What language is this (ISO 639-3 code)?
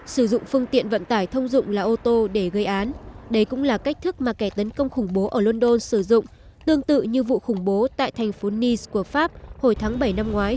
vie